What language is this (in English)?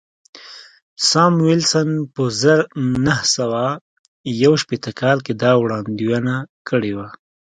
Pashto